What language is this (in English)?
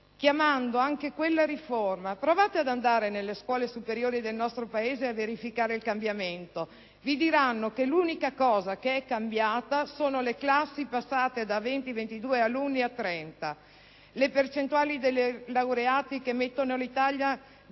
Italian